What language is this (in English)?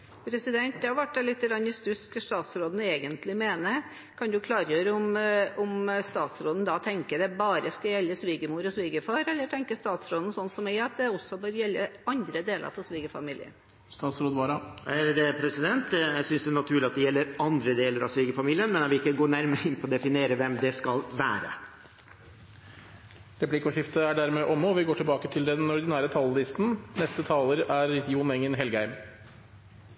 Norwegian